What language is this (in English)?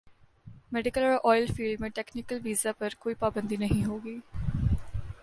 Urdu